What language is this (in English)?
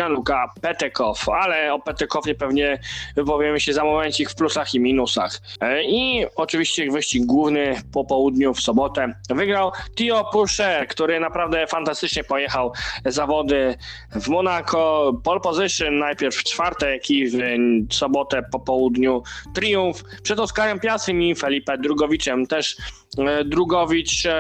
Polish